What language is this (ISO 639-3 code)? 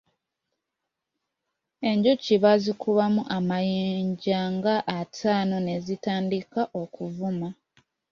lug